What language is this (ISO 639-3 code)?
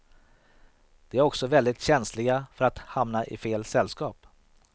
swe